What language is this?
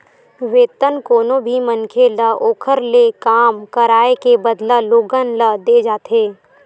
Chhattisgarhi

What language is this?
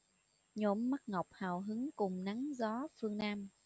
Vietnamese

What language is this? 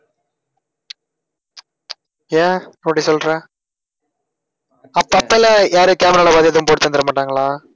Tamil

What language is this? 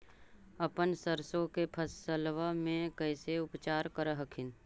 Magahi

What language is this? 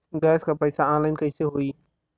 Bhojpuri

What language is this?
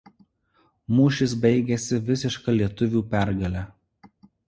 Lithuanian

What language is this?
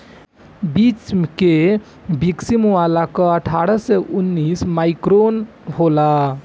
Bhojpuri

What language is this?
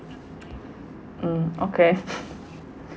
English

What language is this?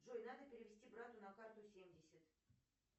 Russian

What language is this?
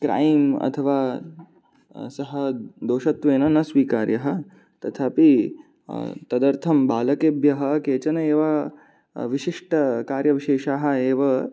Sanskrit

